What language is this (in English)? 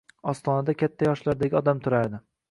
Uzbek